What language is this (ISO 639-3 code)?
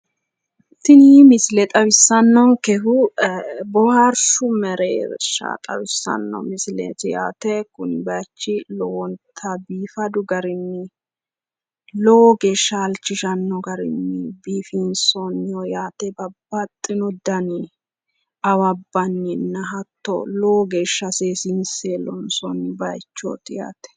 sid